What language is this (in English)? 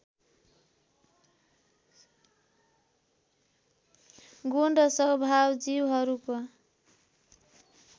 Nepali